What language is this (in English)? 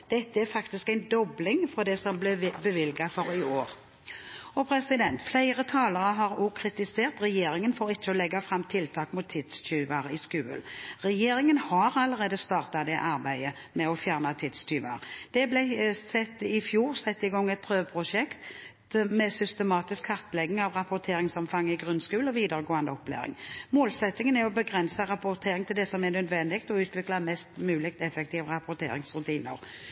Norwegian Bokmål